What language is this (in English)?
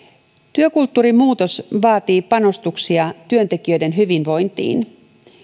Finnish